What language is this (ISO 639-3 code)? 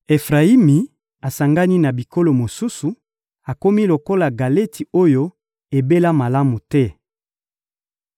lin